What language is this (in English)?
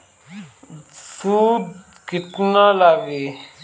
Bhojpuri